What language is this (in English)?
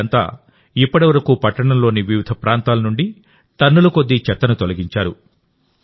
Telugu